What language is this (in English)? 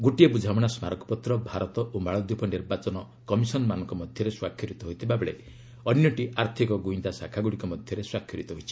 Odia